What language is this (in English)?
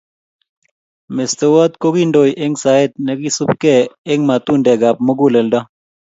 Kalenjin